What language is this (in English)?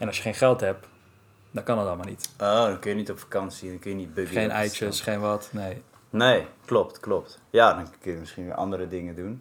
Dutch